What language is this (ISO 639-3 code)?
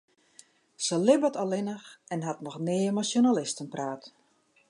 fry